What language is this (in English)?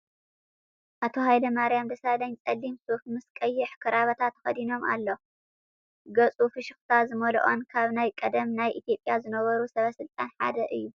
Tigrinya